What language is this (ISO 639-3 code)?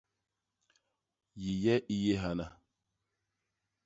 bas